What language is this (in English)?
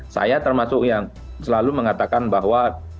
Indonesian